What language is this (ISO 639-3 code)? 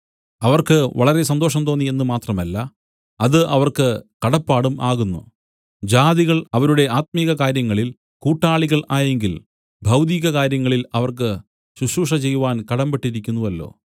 mal